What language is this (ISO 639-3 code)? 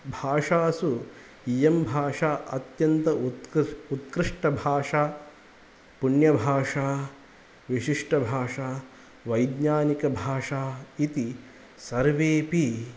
san